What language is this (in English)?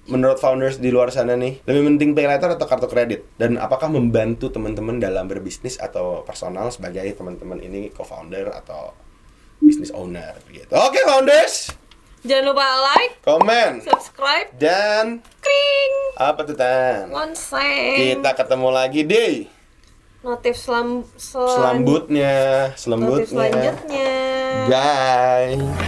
Indonesian